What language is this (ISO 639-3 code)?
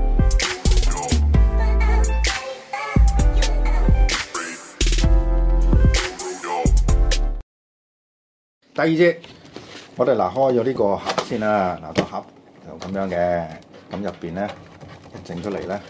zho